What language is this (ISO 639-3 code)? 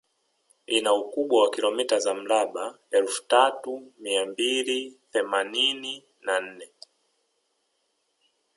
swa